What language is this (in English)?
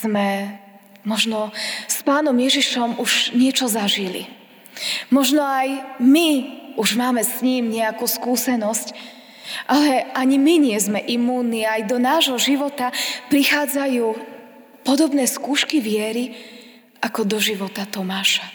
Slovak